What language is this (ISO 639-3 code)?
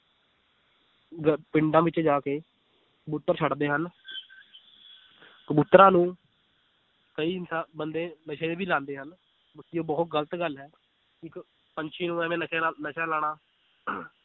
pan